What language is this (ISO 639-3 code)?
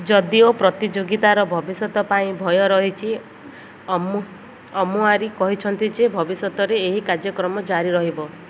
ori